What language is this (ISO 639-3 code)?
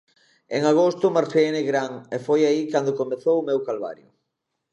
glg